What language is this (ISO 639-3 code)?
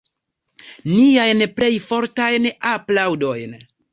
epo